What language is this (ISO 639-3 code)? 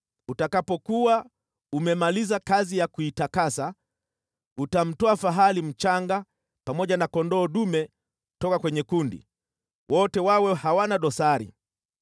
swa